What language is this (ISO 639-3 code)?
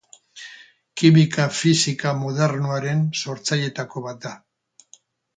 eus